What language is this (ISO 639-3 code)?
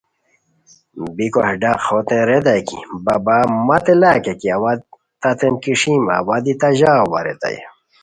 khw